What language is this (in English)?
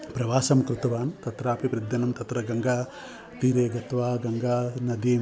Sanskrit